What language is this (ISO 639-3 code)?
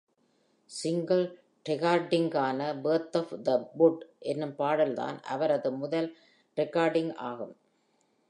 tam